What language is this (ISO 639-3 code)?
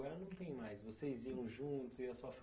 por